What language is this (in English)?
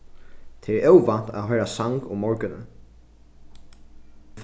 Faroese